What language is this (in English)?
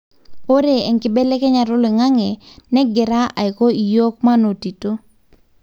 Masai